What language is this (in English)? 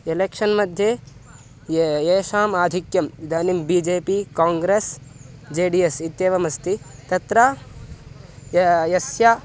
Sanskrit